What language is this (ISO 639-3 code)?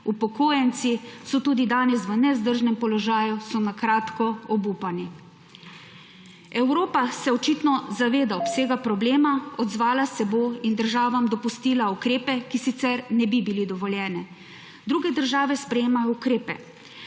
slv